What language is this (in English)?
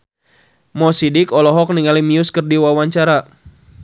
Sundanese